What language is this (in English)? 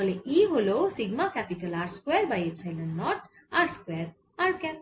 Bangla